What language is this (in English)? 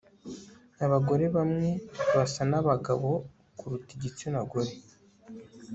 Kinyarwanda